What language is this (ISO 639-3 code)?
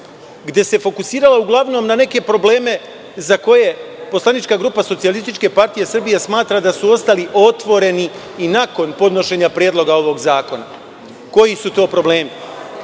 srp